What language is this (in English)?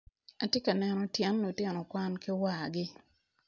Acoli